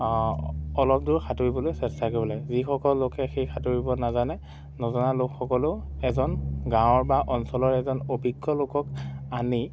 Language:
Assamese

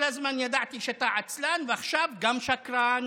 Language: Hebrew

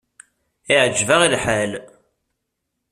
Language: Kabyle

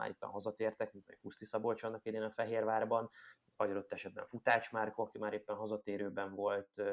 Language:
Hungarian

